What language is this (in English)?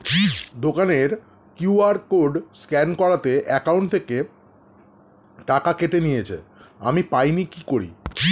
Bangla